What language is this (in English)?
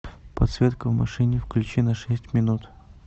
Russian